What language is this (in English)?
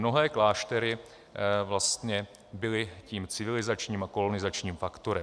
Czech